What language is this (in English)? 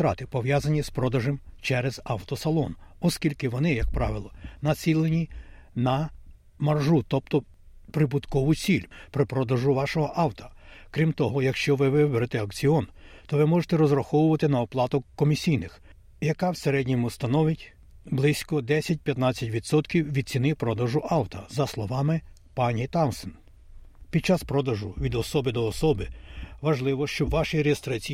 Ukrainian